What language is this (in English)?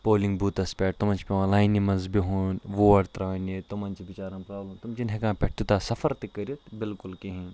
Kashmiri